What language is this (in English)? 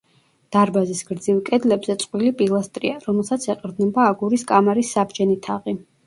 Georgian